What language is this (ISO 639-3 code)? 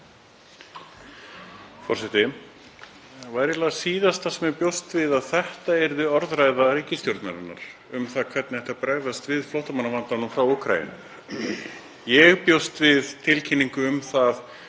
isl